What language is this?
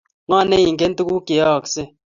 Kalenjin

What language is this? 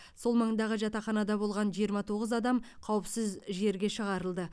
Kazakh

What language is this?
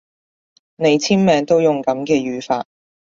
Cantonese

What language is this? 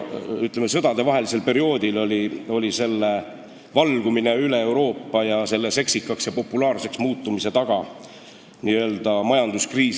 Estonian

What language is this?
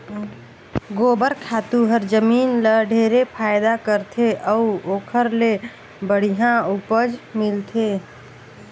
Chhattisgarhi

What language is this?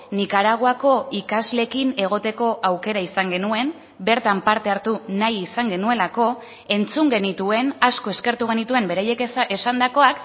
Basque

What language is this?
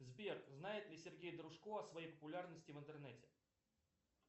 Russian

